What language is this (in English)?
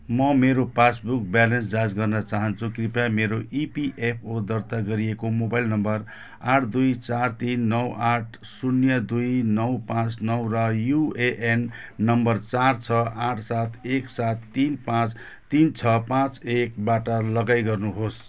Nepali